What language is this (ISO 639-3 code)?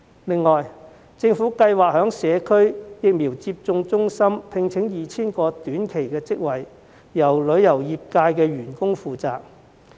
yue